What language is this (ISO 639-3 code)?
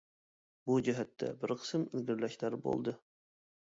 uig